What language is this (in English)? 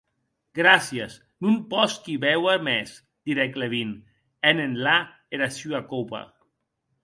Occitan